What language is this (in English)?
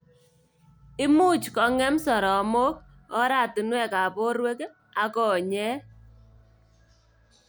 Kalenjin